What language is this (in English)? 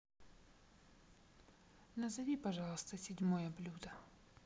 Russian